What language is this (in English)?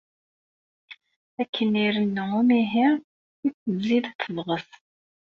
Kabyle